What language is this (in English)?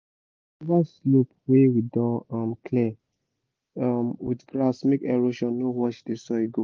Nigerian Pidgin